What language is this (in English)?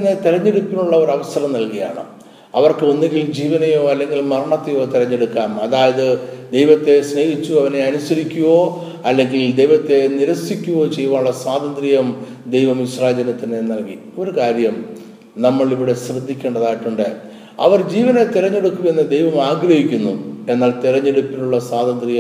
Malayalam